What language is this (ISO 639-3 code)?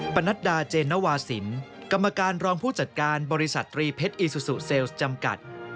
tha